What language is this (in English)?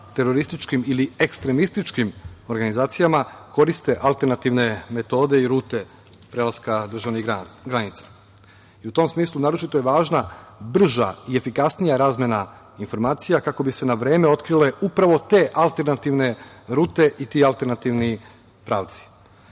Serbian